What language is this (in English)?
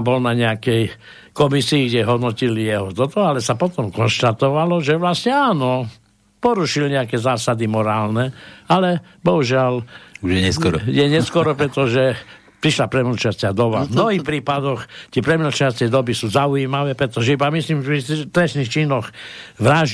Slovak